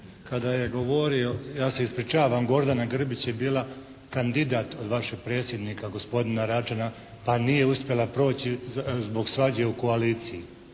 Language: Croatian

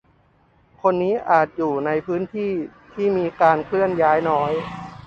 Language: Thai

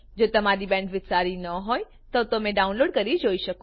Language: Gujarati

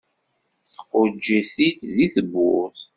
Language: Kabyle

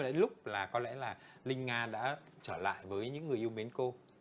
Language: Vietnamese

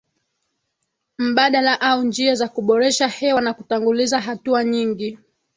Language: Swahili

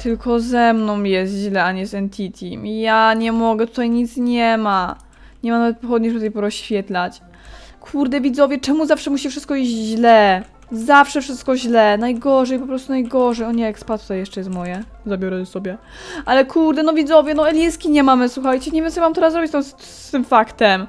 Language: Polish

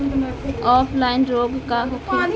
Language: Bhojpuri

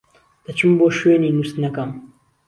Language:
Central Kurdish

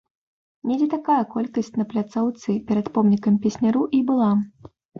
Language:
Belarusian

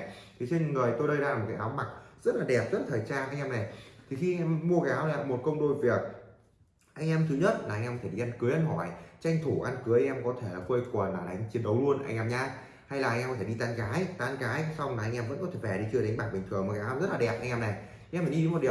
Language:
Vietnamese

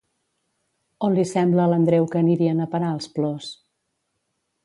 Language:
Catalan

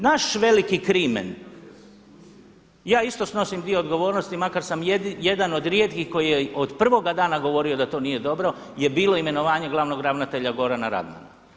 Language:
Croatian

